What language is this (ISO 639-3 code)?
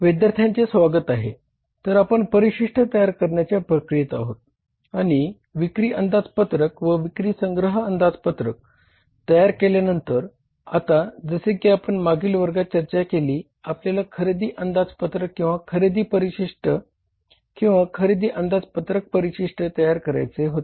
mar